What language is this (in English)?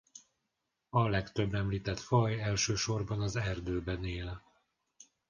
Hungarian